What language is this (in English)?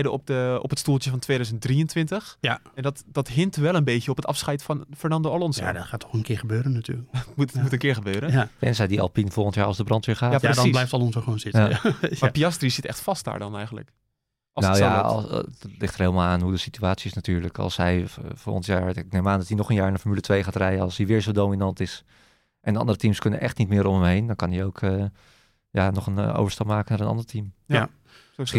Dutch